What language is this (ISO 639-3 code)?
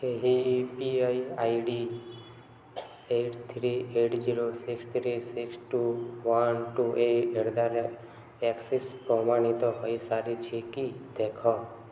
ori